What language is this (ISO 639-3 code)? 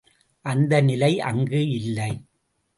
tam